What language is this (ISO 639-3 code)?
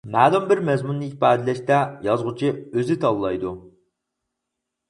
uig